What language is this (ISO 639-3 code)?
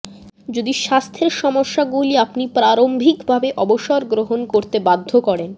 ben